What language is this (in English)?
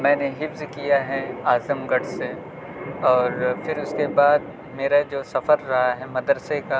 Urdu